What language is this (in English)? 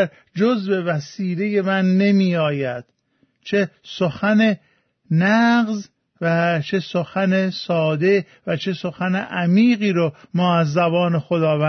Persian